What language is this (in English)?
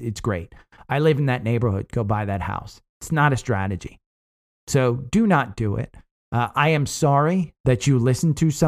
English